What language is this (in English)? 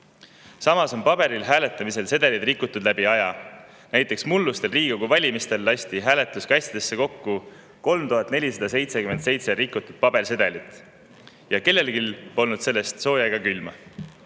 Estonian